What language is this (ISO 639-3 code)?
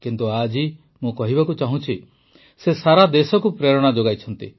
ori